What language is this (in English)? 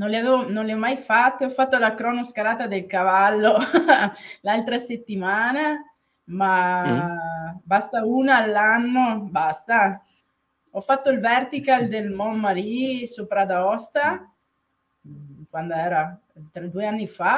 Italian